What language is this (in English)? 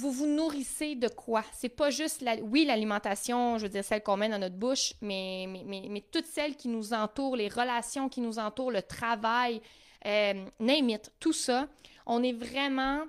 French